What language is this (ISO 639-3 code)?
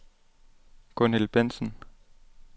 dan